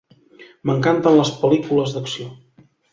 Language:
Catalan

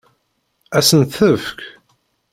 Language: Kabyle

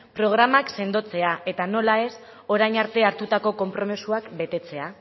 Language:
Basque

